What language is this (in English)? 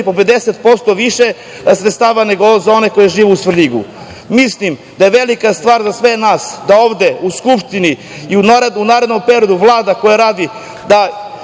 Serbian